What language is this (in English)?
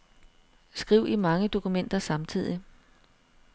Danish